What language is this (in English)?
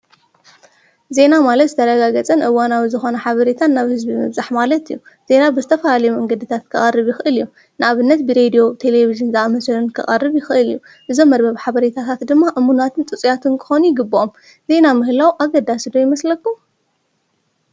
Tigrinya